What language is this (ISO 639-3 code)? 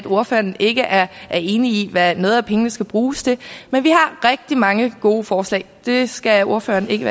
dan